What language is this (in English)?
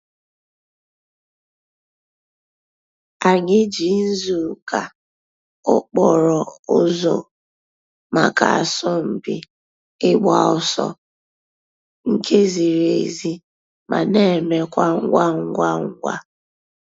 Igbo